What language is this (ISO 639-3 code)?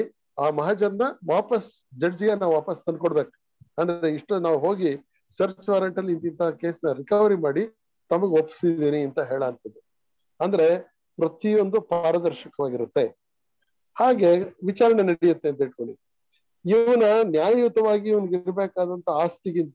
kan